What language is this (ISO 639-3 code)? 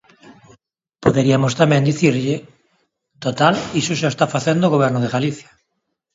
glg